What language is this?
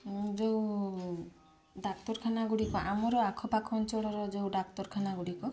Odia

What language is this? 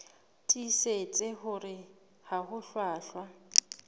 Southern Sotho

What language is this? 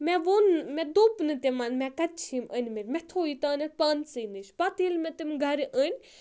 Kashmiri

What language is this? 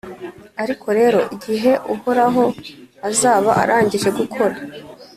Kinyarwanda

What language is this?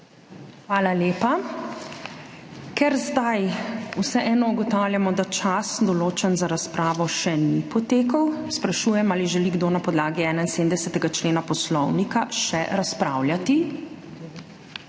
Slovenian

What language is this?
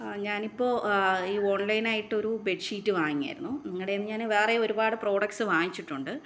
Malayalam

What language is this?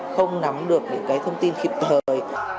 Vietnamese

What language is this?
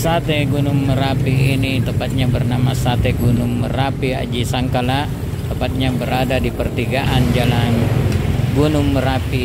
Indonesian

